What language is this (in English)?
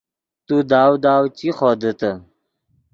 Yidgha